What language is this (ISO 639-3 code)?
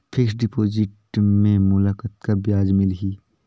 hne